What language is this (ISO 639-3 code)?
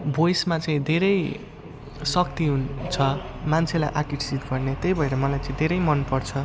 nep